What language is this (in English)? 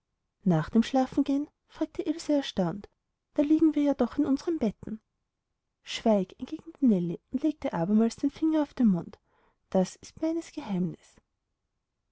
German